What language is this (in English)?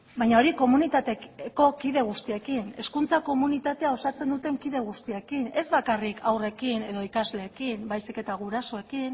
Basque